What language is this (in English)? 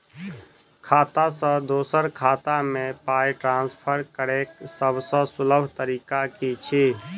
Maithili